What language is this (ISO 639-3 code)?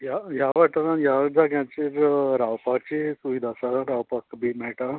kok